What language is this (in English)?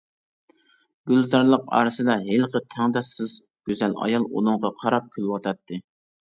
Uyghur